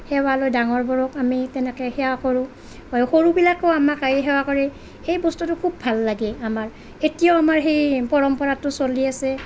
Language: Assamese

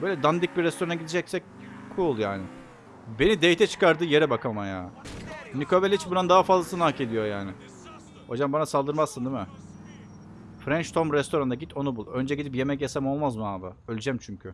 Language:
Turkish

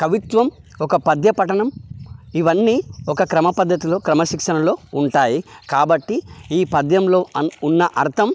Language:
Telugu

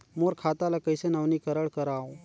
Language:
Chhattisgarhi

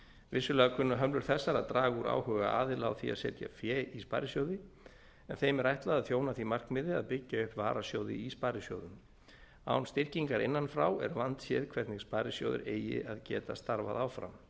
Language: Icelandic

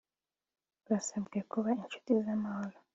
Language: Kinyarwanda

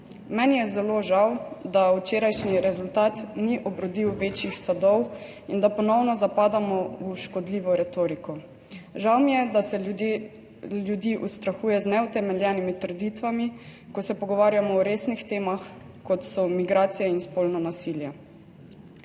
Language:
Slovenian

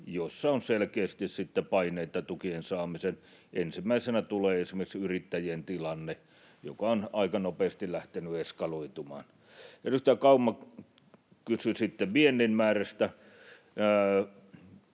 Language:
Finnish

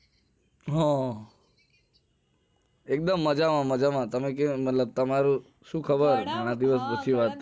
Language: Gujarati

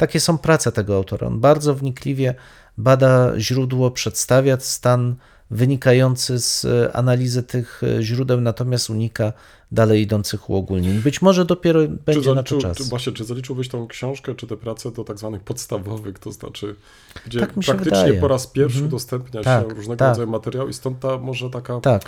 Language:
Polish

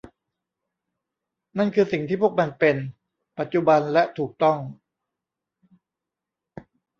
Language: Thai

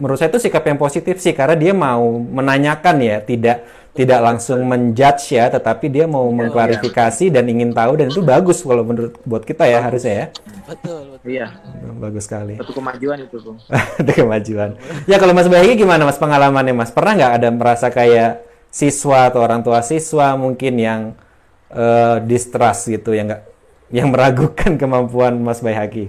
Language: Indonesian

